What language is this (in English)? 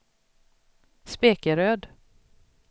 Swedish